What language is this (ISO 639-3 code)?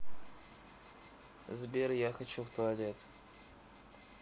rus